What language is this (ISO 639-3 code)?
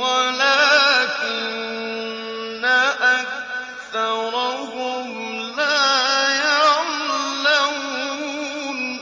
ara